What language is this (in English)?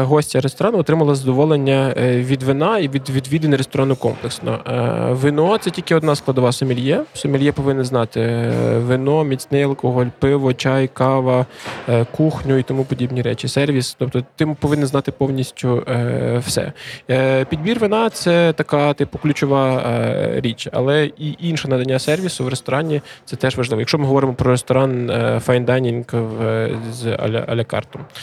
Ukrainian